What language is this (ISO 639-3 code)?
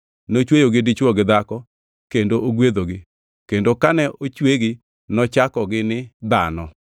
luo